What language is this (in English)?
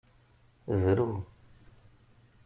Kabyle